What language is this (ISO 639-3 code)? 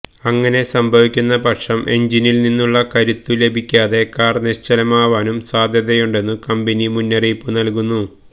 mal